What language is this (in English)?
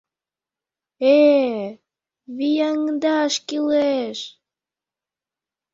Mari